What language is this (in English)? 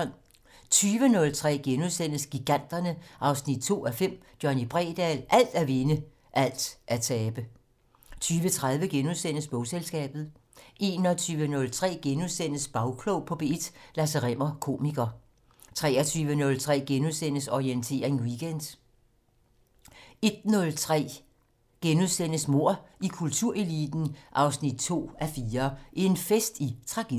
Danish